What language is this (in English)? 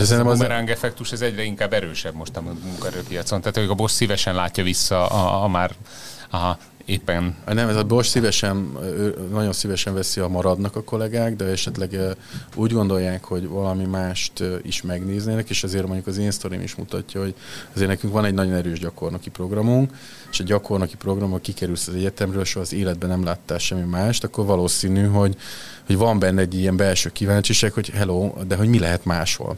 Hungarian